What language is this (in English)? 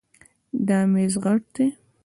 Pashto